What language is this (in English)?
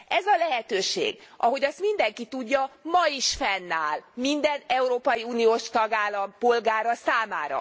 Hungarian